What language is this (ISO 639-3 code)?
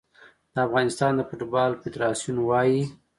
pus